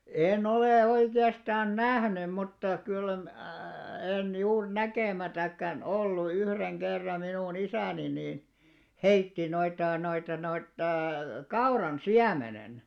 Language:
Finnish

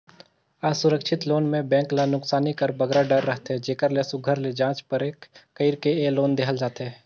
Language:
Chhattisgarhi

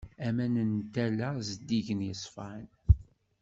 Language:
Kabyle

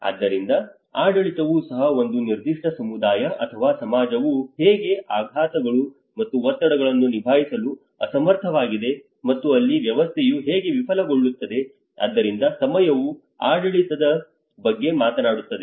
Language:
Kannada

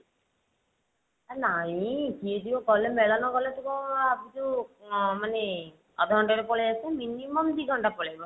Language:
Odia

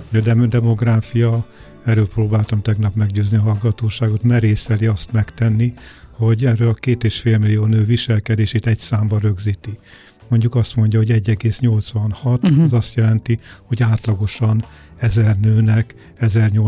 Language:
Hungarian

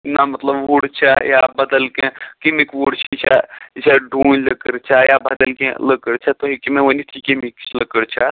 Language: Kashmiri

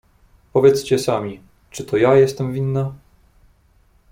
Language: Polish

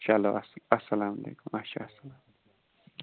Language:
Kashmiri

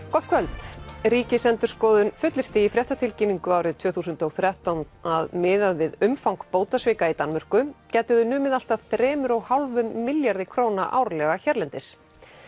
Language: Icelandic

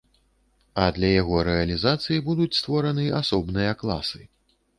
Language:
Belarusian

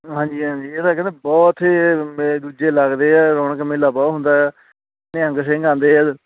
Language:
Punjabi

